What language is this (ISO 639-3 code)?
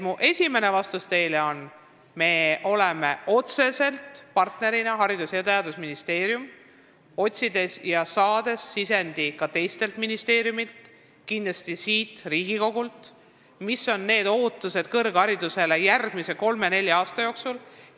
est